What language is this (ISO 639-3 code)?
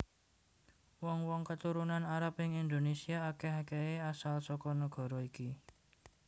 jav